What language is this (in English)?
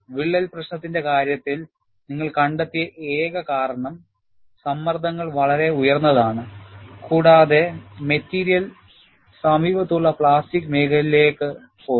Malayalam